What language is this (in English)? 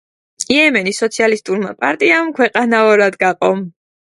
Georgian